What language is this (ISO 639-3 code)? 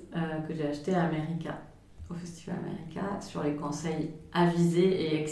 fra